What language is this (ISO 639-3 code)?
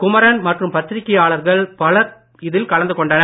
tam